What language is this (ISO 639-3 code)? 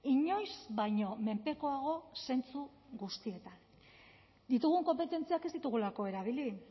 eus